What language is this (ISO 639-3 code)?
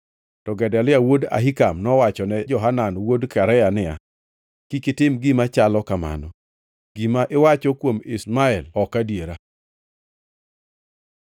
luo